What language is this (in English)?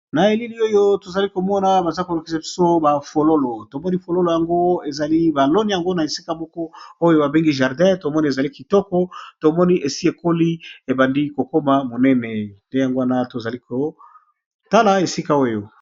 Lingala